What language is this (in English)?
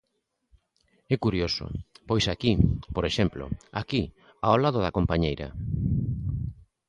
Galician